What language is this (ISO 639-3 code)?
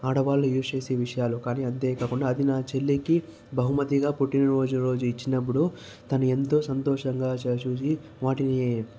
tel